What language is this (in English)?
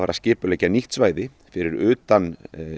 Icelandic